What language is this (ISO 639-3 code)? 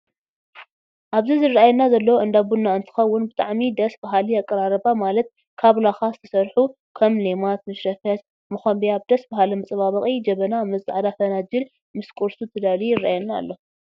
tir